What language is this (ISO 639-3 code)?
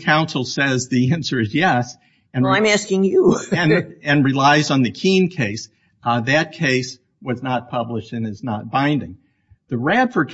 eng